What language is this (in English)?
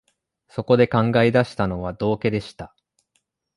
Japanese